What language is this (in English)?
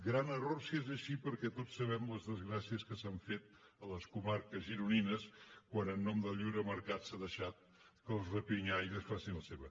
Catalan